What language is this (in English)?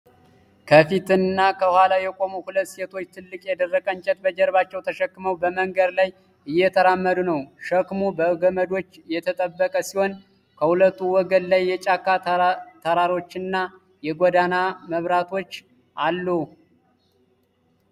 Amharic